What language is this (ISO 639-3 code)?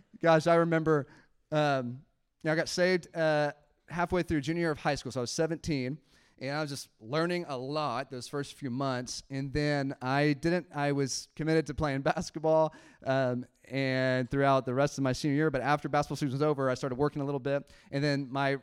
eng